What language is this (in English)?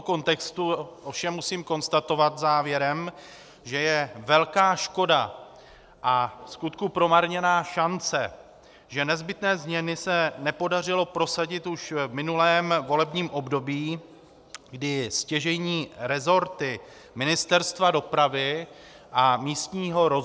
Czech